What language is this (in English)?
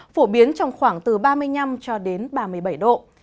Vietnamese